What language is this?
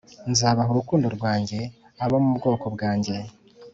Kinyarwanda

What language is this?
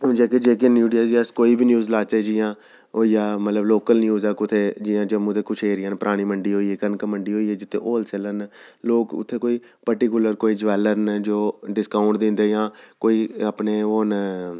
Dogri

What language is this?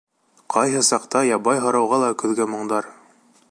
Bashkir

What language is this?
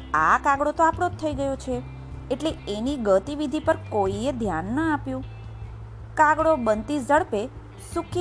Gujarati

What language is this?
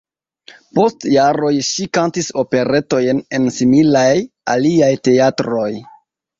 Esperanto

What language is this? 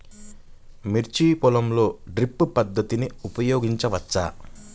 Telugu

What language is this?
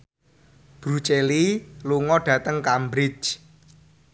Javanese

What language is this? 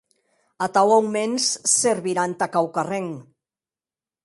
Occitan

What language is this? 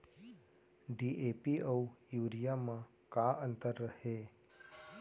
Chhattisgarhi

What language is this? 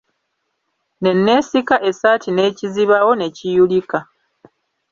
Ganda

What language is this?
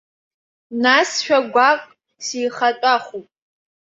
Abkhazian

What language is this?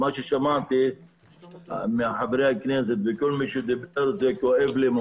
Hebrew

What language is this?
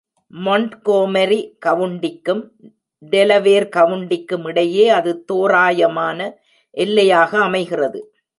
Tamil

